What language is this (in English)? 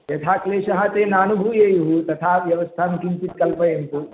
Sanskrit